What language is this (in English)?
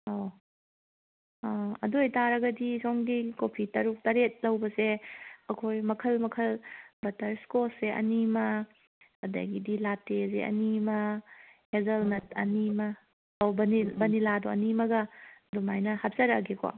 Manipuri